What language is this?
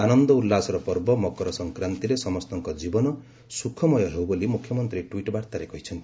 Odia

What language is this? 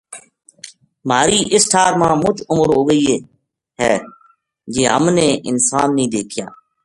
Gujari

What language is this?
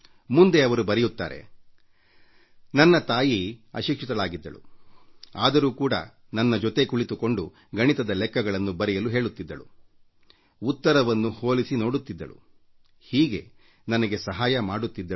Kannada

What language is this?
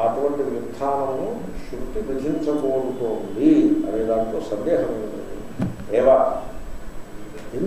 Greek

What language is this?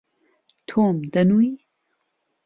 Central Kurdish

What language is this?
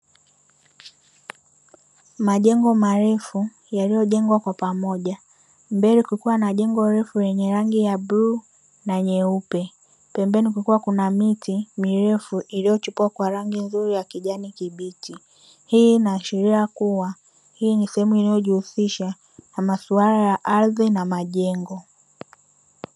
Swahili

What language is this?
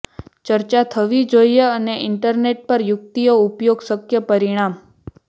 Gujarati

